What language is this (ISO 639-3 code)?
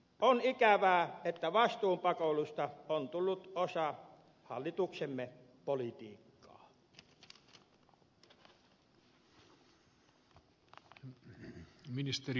fin